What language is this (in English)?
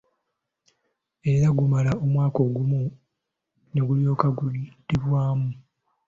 Ganda